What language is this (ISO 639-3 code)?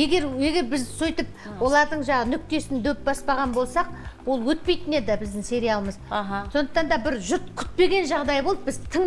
tur